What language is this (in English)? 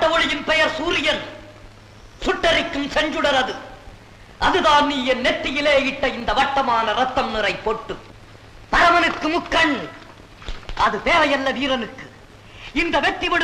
Tamil